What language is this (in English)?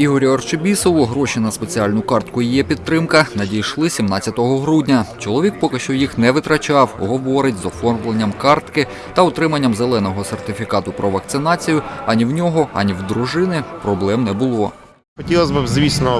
Ukrainian